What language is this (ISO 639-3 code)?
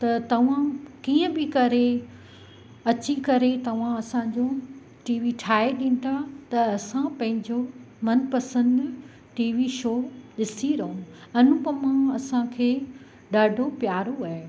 snd